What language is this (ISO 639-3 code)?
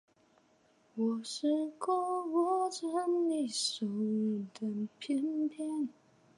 zho